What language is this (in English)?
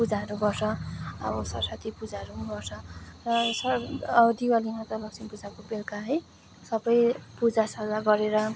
Nepali